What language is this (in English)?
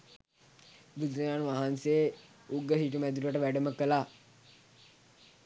Sinhala